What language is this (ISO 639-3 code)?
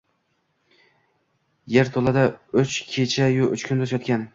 uzb